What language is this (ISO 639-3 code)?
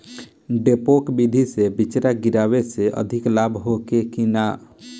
bho